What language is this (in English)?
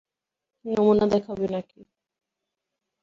Bangla